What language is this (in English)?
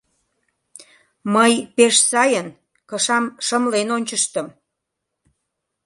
Mari